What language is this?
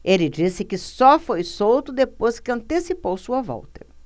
Portuguese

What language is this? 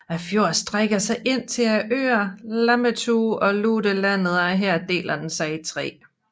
Danish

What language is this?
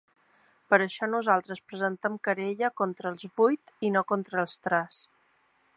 Catalan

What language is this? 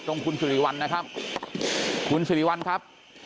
Thai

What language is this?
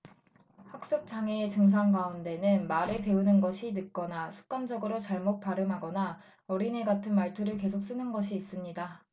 Korean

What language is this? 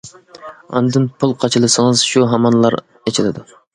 Uyghur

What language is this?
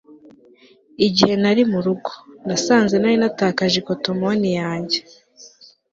Kinyarwanda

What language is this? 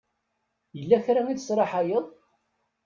Kabyle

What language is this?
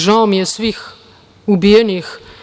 Serbian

